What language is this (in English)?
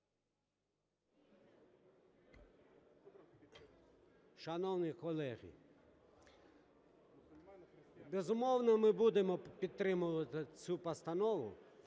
Ukrainian